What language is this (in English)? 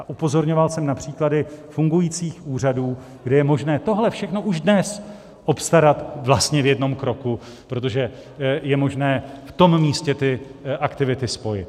Czech